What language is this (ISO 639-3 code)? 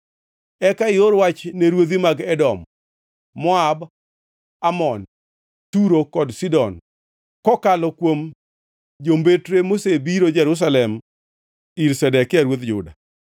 luo